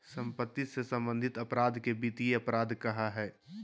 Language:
Magahi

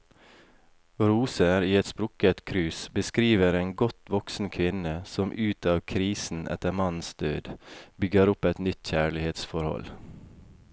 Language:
Norwegian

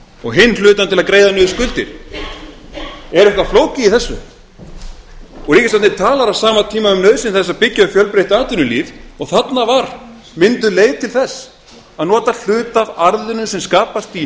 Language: Icelandic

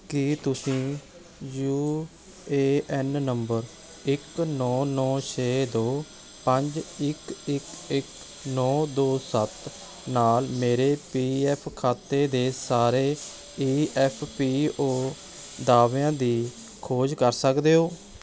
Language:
Punjabi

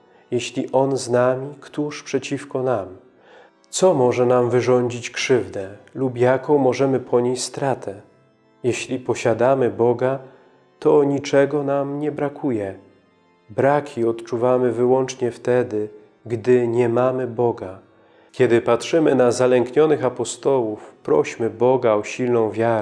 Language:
Polish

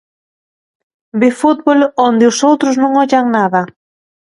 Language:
Galician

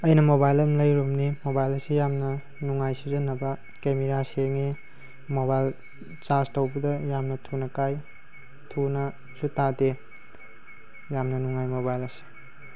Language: Manipuri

